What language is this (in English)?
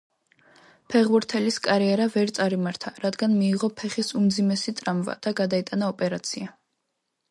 Georgian